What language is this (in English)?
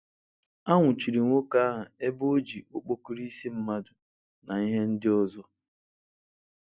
Igbo